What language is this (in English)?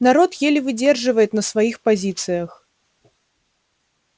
Russian